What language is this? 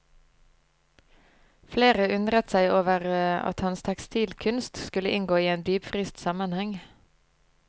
Norwegian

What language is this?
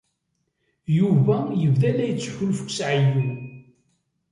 Kabyle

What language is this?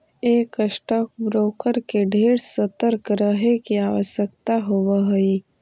Magahi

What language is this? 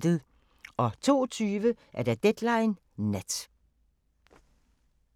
Danish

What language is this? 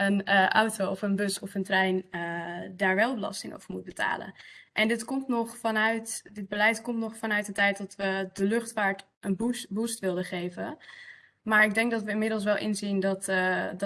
Dutch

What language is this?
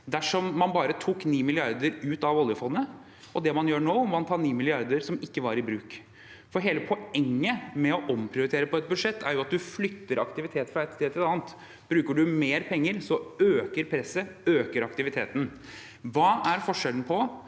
Norwegian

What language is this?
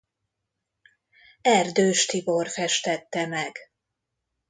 Hungarian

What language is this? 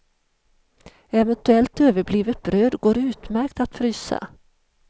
Swedish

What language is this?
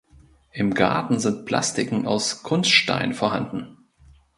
German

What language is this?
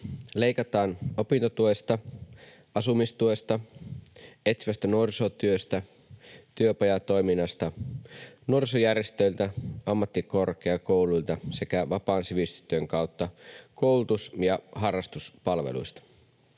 Finnish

